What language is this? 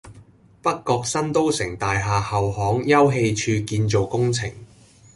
Cantonese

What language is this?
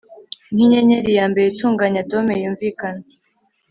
Kinyarwanda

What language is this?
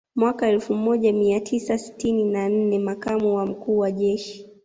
Swahili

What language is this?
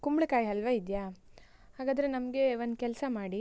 Kannada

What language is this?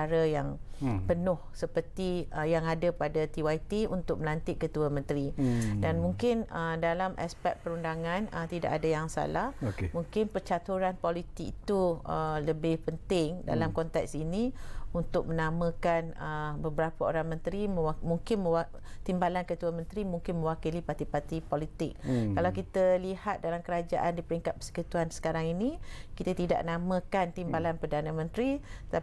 Malay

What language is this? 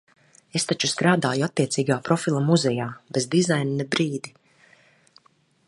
Latvian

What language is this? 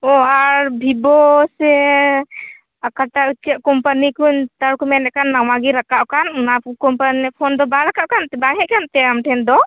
Santali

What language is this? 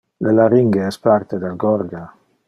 Interlingua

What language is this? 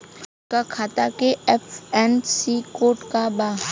Bhojpuri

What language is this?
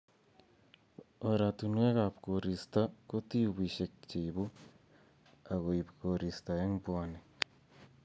Kalenjin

